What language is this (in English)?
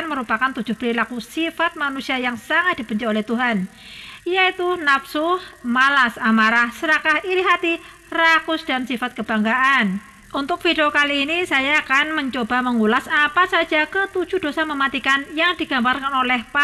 Indonesian